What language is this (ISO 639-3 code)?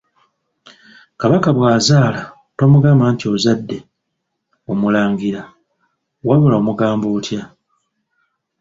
lug